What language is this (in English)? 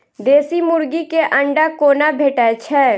Maithili